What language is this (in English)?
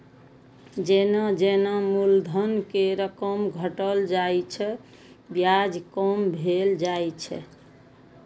Maithili